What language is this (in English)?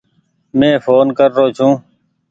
Goaria